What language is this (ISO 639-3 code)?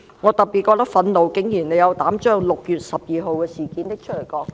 yue